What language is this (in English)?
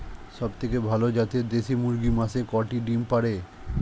Bangla